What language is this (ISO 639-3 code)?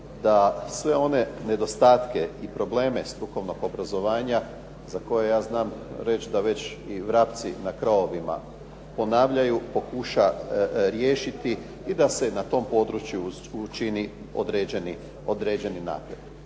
hrv